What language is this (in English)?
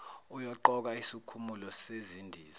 Zulu